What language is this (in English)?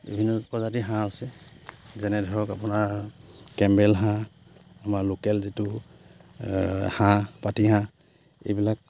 Assamese